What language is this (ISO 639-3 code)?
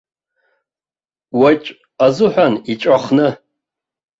abk